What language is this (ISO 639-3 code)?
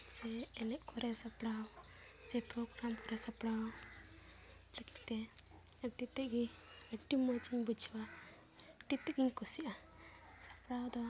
sat